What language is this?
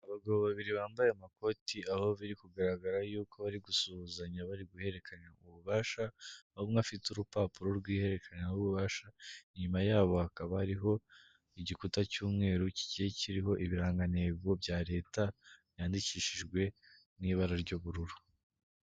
Kinyarwanda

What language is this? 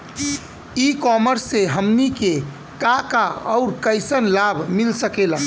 Bhojpuri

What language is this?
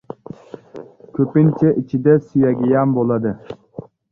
Uzbek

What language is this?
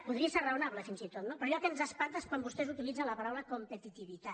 Catalan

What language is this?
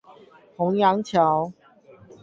Chinese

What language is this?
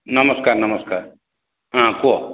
Odia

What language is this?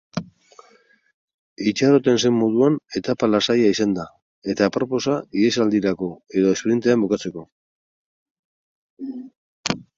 Basque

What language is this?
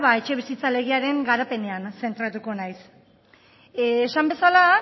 Basque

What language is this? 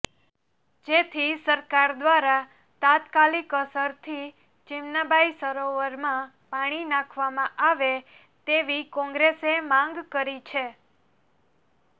Gujarati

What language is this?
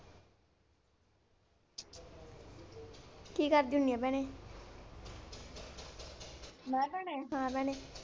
Punjabi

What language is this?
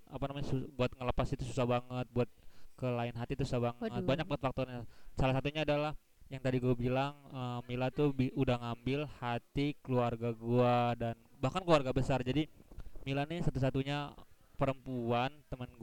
Indonesian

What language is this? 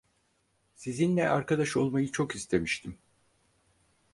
Turkish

